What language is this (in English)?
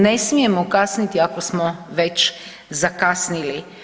Croatian